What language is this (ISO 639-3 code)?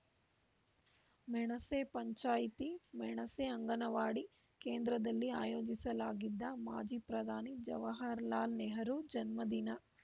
kan